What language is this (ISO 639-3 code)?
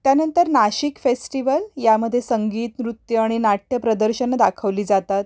mar